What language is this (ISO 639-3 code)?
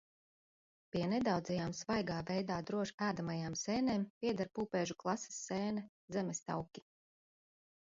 lav